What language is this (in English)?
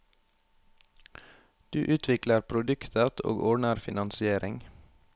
Norwegian